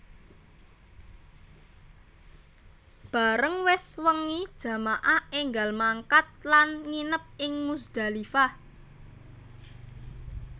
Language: Javanese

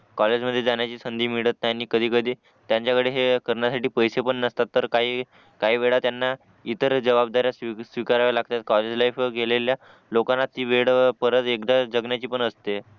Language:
Marathi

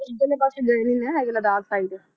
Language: Punjabi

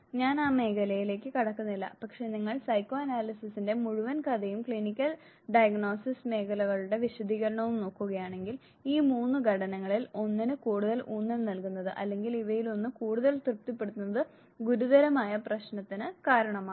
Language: Malayalam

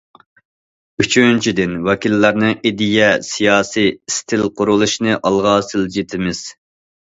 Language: Uyghur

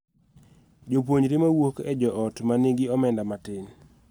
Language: Luo (Kenya and Tanzania)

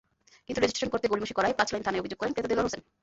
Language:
Bangla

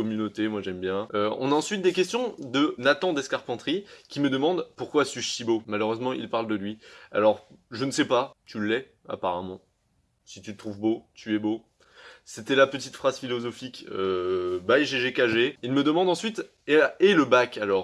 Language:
French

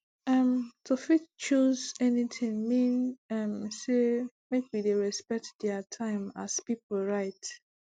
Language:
Nigerian Pidgin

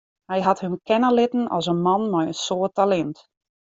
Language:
Western Frisian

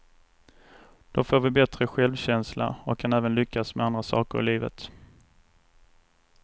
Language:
Swedish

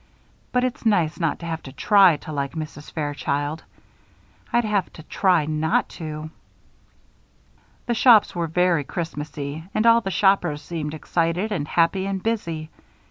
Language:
English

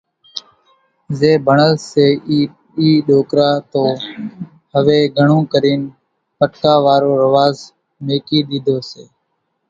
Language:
Kachi Koli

